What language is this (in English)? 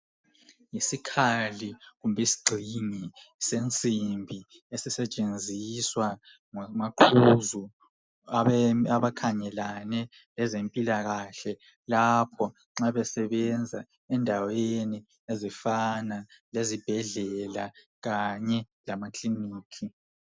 North Ndebele